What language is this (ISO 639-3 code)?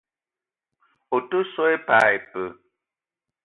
eto